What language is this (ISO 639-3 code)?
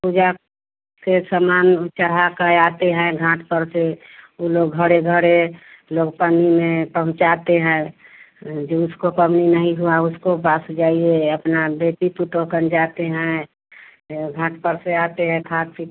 hin